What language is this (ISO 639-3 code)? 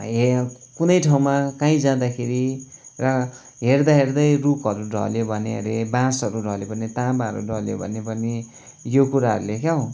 nep